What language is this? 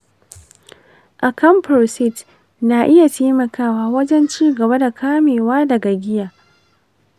Hausa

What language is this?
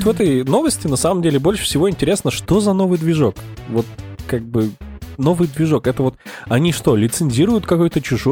Russian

